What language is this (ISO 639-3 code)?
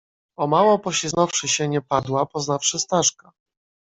pol